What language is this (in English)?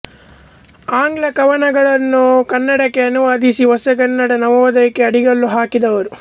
Kannada